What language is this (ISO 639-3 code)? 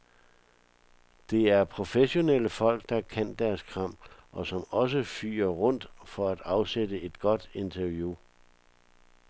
dan